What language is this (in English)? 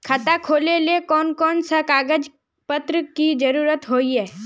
Magahi